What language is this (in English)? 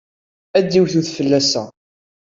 Kabyle